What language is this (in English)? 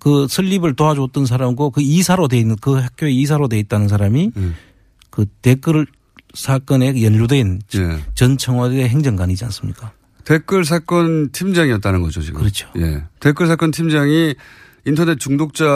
Korean